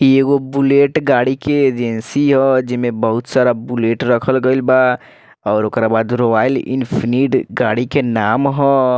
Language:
Bhojpuri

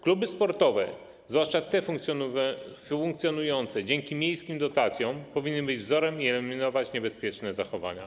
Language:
Polish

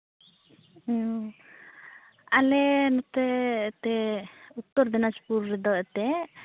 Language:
Santali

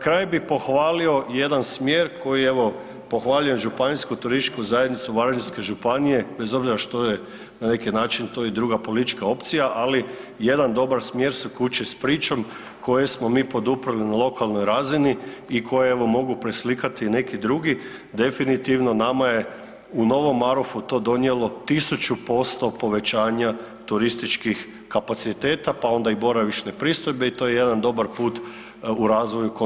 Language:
Croatian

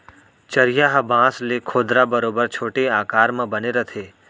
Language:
Chhattisgarhi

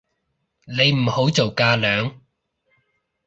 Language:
Cantonese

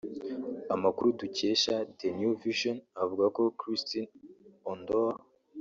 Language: Kinyarwanda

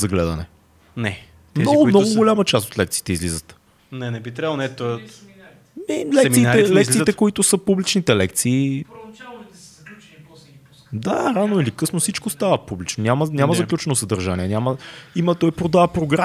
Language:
Bulgarian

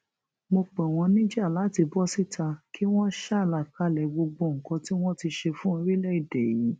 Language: Yoruba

